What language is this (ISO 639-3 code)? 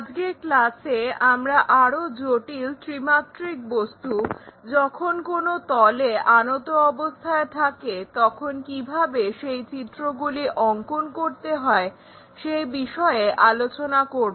ben